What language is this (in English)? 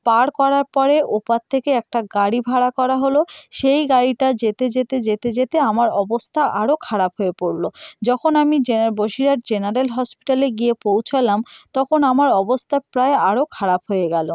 Bangla